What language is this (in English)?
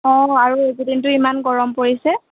Assamese